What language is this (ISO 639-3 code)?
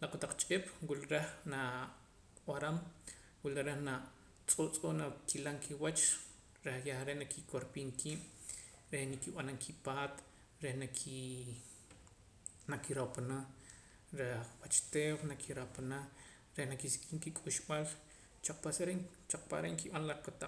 poc